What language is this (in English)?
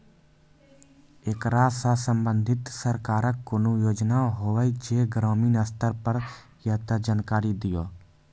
Maithili